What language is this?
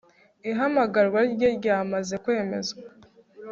Kinyarwanda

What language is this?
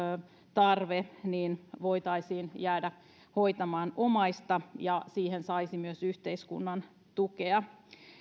Finnish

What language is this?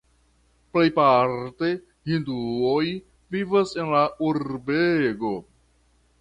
Esperanto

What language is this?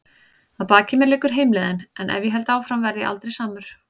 Icelandic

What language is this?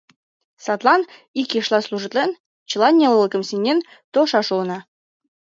Mari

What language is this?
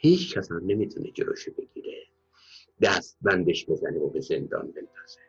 Persian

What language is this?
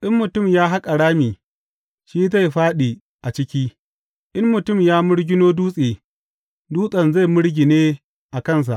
Hausa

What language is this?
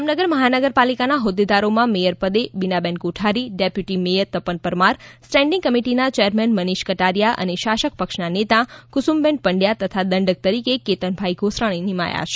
Gujarati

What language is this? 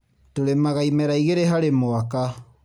Kikuyu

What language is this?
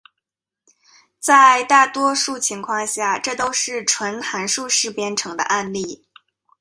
Chinese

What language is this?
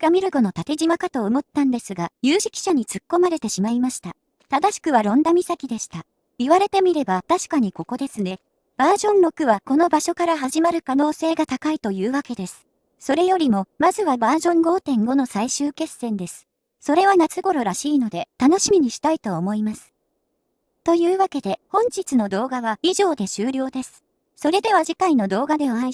Japanese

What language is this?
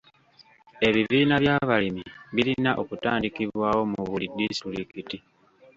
Ganda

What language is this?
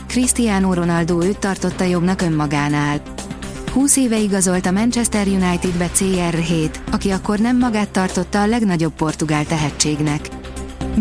Hungarian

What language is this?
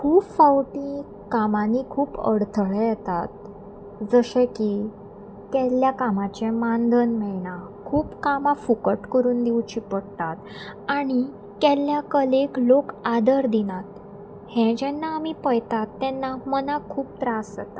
Konkani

